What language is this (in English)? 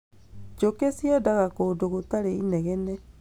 Kikuyu